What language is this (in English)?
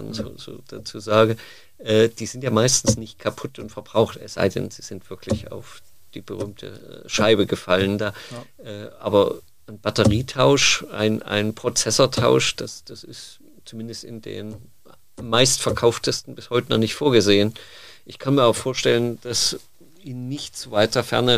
German